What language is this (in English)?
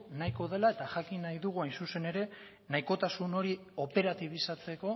Basque